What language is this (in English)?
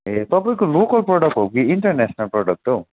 Nepali